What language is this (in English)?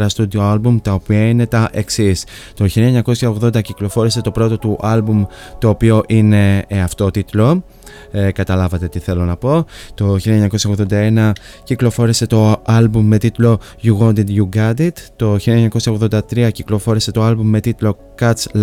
Greek